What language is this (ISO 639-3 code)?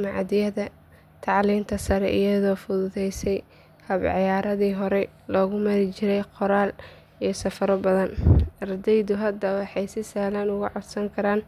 som